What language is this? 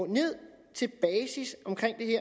Danish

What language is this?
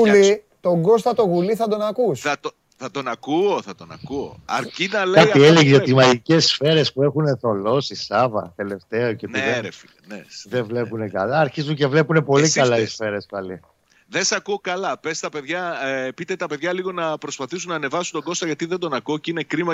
Greek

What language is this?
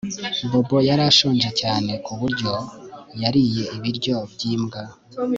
Kinyarwanda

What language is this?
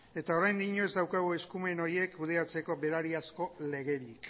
Basque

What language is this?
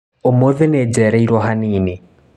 Kikuyu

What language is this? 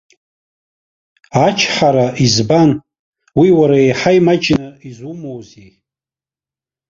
Abkhazian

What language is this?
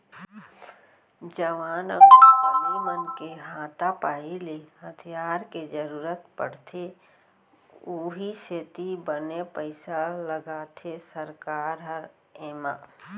Chhattisgarhi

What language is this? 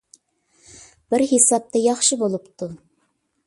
Uyghur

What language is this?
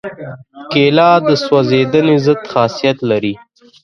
Pashto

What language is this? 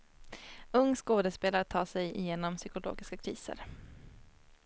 Swedish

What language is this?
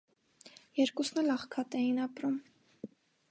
Armenian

